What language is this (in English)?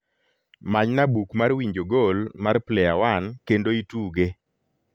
Luo (Kenya and Tanzania)